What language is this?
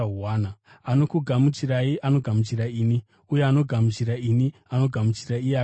Shona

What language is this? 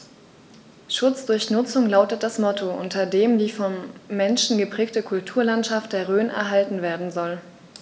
German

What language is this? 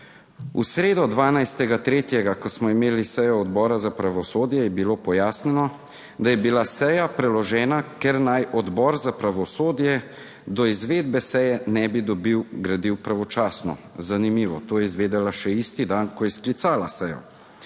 Slovenian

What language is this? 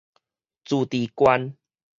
Min Nan Chinese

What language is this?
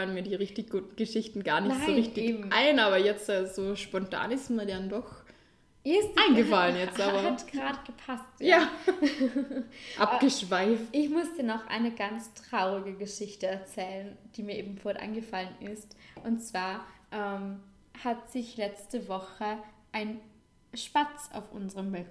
German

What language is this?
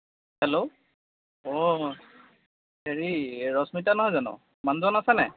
Assamese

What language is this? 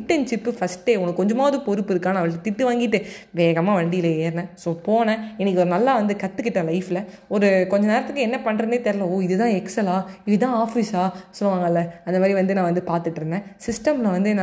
Tamil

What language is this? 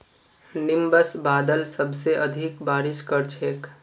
Magahi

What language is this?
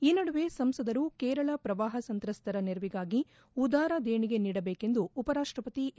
Kannada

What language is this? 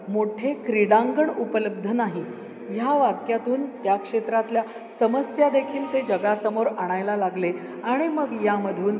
Marathi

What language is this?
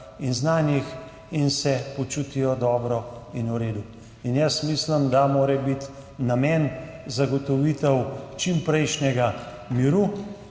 Slovenian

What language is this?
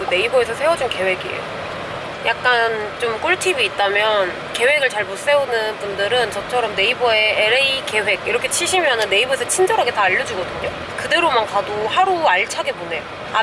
Korean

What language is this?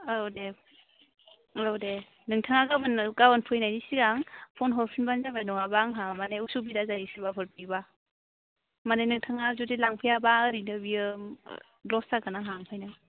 Bodo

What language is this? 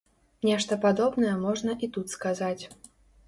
Belarusian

